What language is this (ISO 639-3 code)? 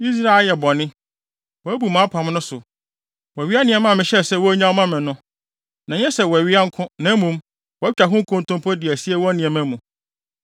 aka